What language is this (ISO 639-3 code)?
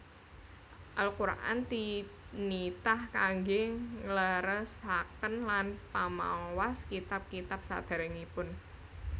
jav